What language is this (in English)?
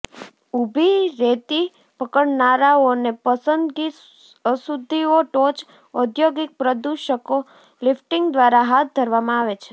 Gujarati